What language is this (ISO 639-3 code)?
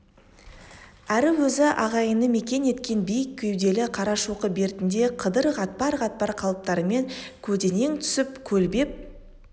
kaz